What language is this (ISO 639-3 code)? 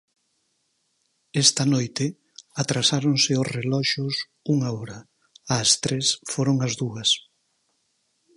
glg